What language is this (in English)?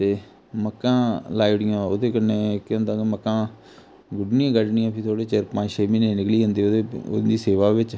Dogri